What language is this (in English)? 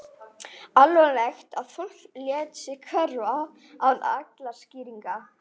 Icelandic